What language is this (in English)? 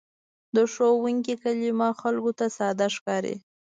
Pashto